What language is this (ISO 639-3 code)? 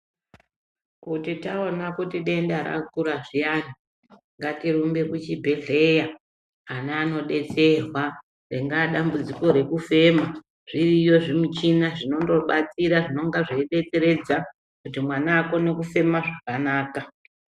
ndc